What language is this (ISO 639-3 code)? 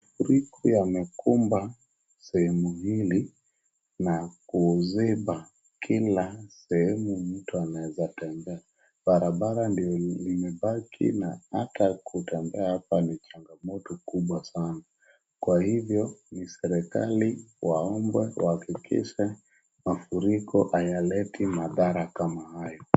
swa